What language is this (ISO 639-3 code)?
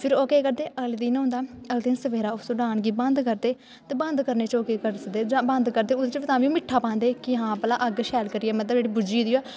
doi